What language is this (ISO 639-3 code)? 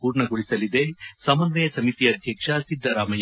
kan